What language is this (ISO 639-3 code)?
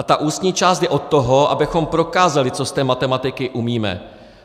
ces